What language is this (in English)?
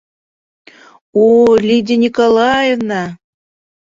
Bashkir